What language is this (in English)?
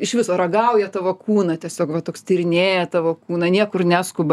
Lithuanian